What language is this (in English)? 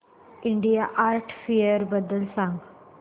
Marathi